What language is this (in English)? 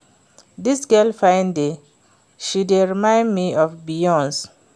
Nigerian Pidgin